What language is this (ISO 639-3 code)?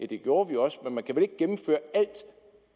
dan